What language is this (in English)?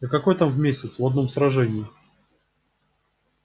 Russian